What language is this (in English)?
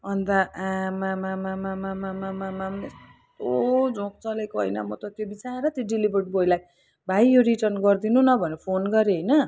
Nepali